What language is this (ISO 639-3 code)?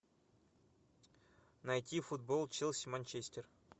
rus